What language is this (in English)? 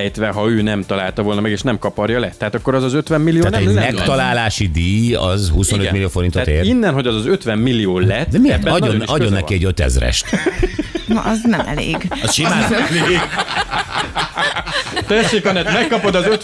Hungarian